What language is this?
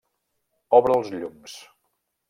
Catalan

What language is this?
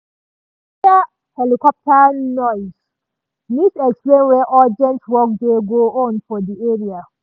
Nigerian Pidgin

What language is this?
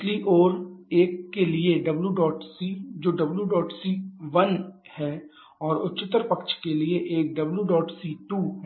Hindi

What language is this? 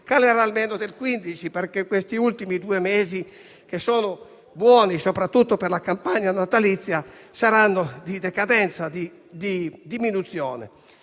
Italian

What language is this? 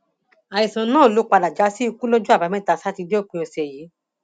Yoruba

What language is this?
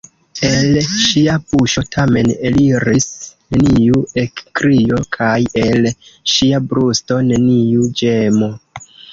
Esperanto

